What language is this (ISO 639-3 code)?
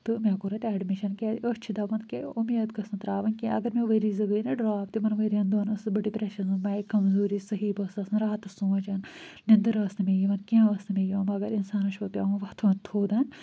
kas